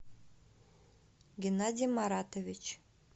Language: Russian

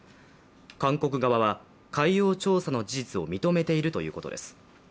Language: Japanese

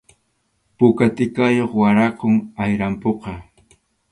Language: Arequipa-La Unión Quechua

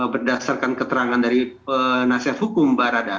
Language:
Indonesian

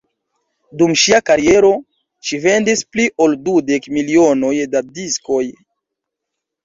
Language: Esperanto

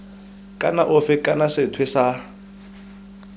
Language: Tswana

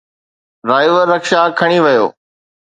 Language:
Sindhi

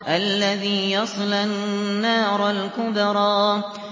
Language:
Arabic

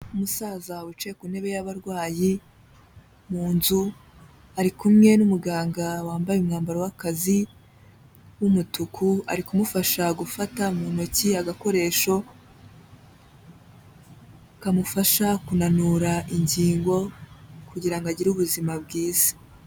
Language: Kinyarwanda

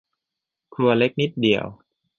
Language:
Thai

